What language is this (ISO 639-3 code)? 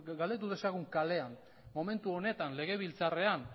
eus